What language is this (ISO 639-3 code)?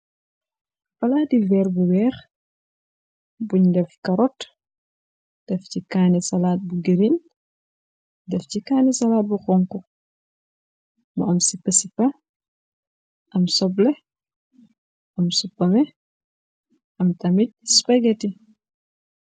wol